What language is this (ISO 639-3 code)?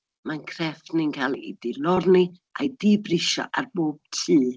cym